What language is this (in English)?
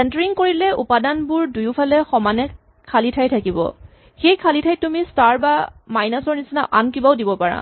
Assamese